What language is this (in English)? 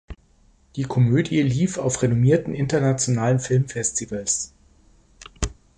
German